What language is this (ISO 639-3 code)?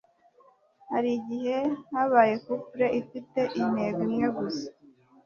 kin